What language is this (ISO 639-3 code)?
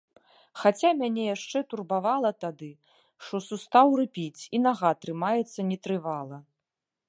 bel